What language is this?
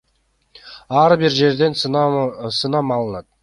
Kyrgyz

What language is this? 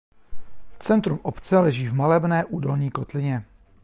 Czech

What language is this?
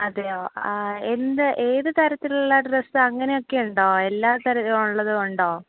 Malayalam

